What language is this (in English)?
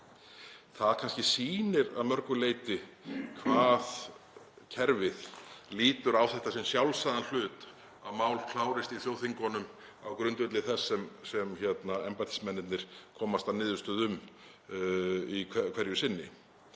Icelandic